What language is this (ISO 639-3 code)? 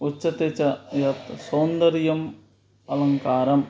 san